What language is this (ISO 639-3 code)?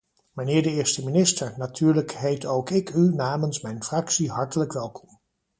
nld